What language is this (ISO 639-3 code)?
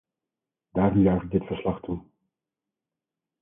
nld